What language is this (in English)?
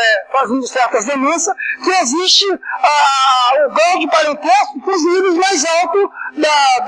Portuguese